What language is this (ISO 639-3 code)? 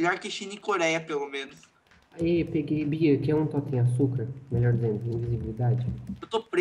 por